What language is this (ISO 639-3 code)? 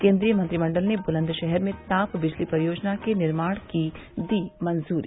hin